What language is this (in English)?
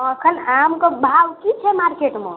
Maithili